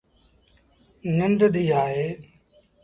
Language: Sindhi Bhil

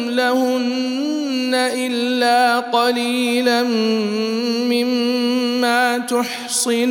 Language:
Arabic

